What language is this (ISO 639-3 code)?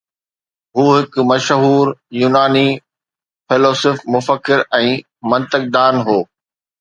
snd